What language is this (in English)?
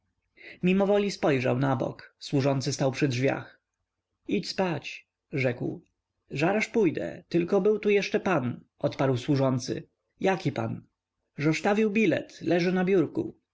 Polish